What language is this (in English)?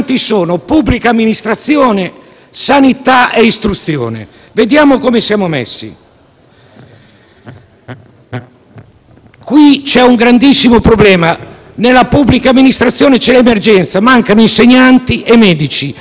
Italian